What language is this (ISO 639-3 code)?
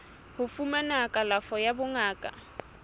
sot